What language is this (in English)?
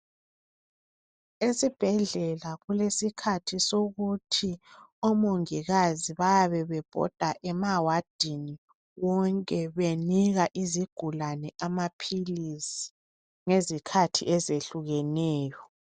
North Ndebele